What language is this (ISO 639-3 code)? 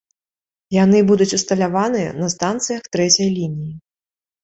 bel